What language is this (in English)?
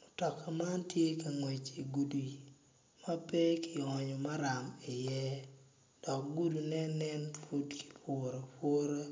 Acoli